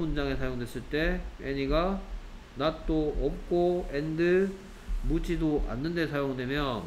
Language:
Korean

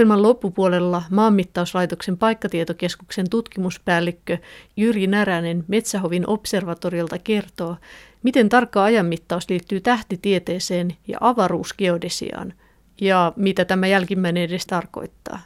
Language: Finnish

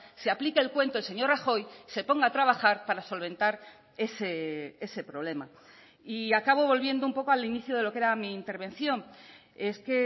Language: Spanish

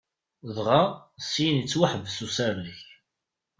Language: Kabyle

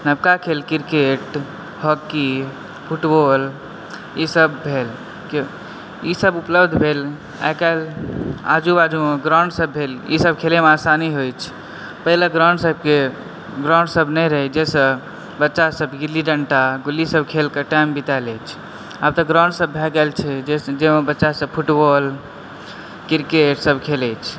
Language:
Maithili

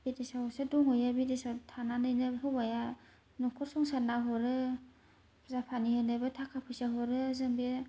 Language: Bodo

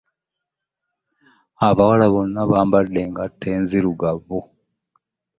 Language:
Ganda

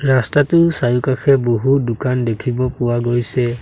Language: Assamese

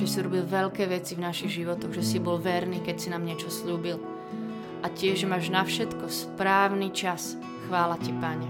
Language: Slovak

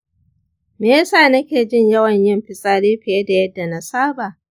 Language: Hausa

